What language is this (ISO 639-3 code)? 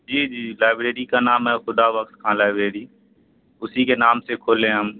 urd